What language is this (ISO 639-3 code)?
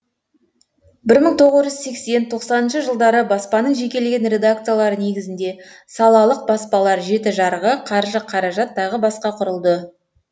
kaz